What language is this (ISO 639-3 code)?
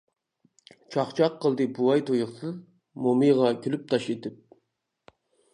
uig